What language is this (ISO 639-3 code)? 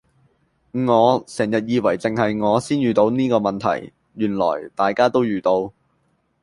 yue